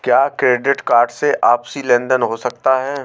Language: Hindi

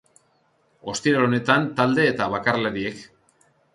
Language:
Basque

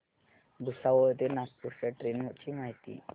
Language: Marathi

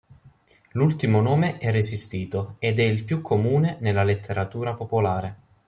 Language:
Italian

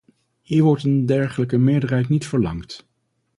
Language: Dutch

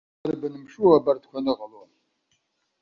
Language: Abkhazian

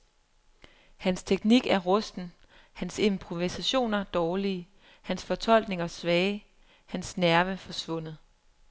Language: Danish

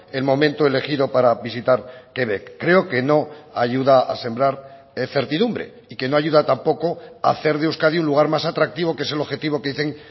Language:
Spanish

